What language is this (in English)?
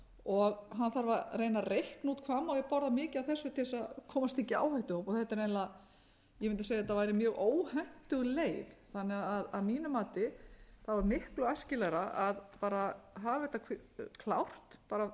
Icelandic